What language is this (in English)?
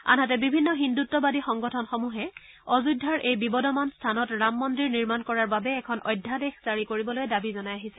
Assamese